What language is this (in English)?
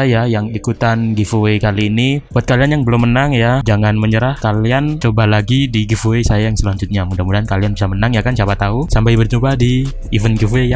Indonesian